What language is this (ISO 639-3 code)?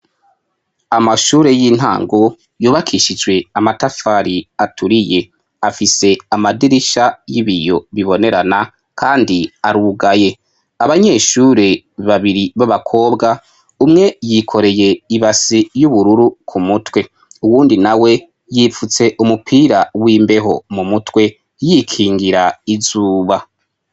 run